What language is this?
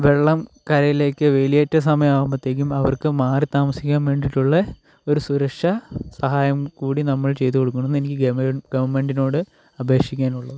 Malayalam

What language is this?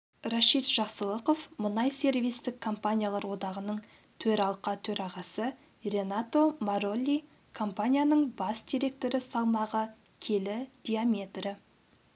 Kazakh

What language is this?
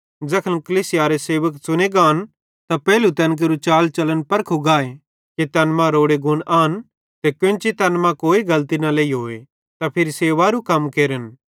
Bhadrawahi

